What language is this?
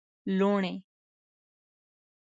Pashto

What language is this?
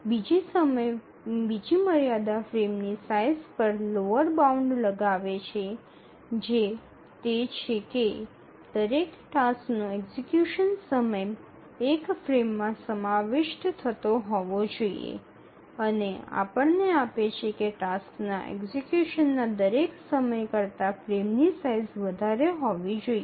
Gujarati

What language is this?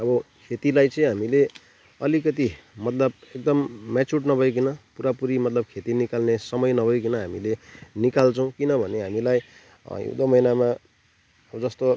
Nepali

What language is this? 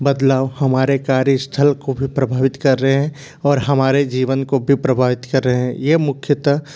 Hindi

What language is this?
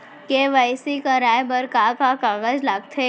Chhattisgarhi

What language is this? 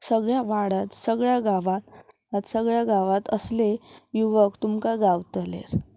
Konkani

